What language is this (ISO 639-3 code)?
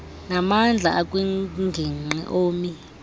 xho